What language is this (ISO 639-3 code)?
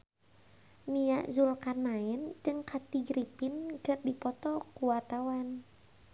sun